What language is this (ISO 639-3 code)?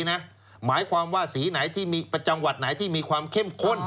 tha